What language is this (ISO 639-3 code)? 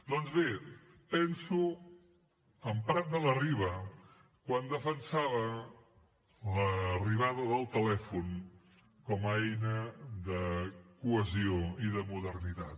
cat